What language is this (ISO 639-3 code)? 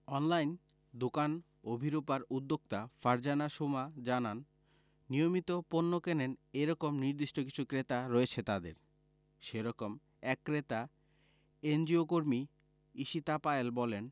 ben